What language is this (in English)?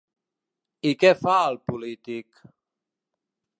Catalan